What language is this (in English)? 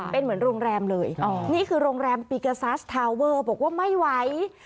Thai